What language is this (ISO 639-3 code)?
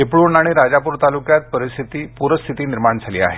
mar